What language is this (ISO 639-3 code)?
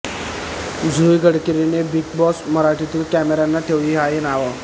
mar